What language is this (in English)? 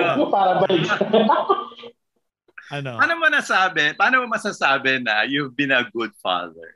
Filipino